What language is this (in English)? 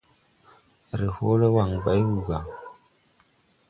Tupuri